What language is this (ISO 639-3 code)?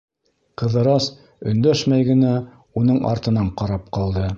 bak